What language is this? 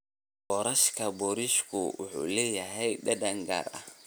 Somali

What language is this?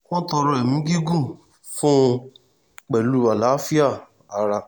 Yoruba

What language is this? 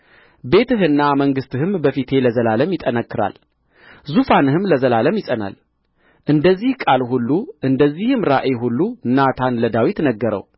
Amharic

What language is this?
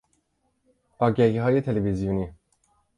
Persian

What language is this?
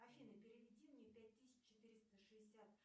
Russian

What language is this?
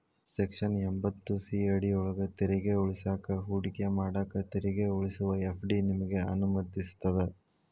Kannada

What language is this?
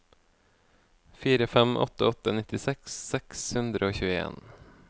Norwegian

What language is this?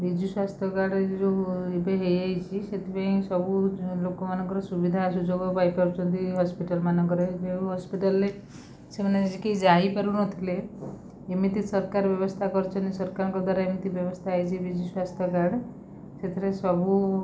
Odia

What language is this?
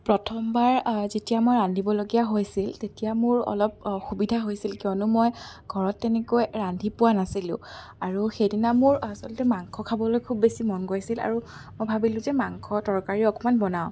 Assamese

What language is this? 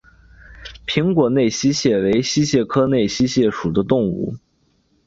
Chinese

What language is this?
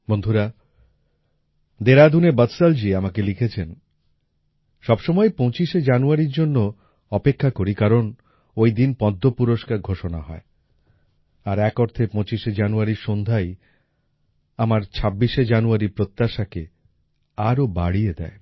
Bangla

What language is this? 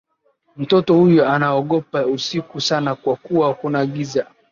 Swahili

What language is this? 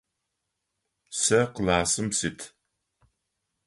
Adyghe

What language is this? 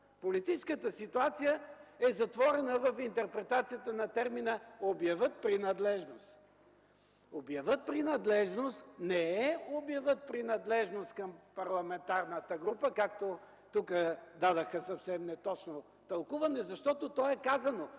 Bulgarian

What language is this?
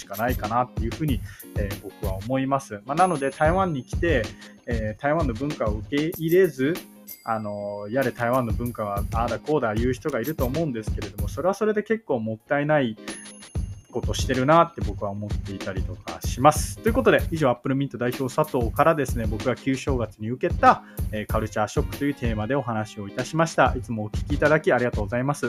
Japanese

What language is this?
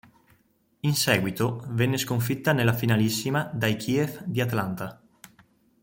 Italian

